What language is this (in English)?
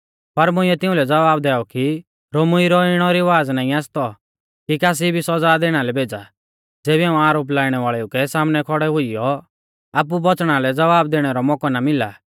Mahasu Pahari